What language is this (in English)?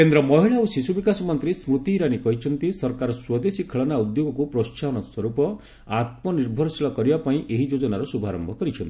Odia